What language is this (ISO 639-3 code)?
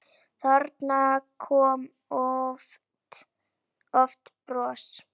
isl